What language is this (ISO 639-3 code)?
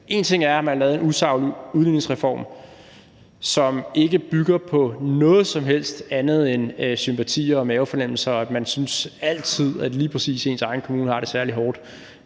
dan